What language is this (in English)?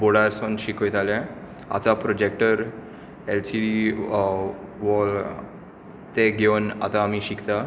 Konkani